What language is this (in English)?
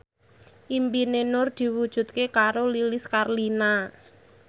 Javanese